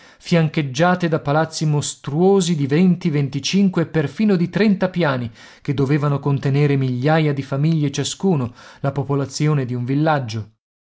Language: Italian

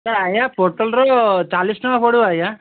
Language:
Odia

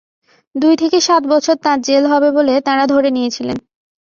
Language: Bangla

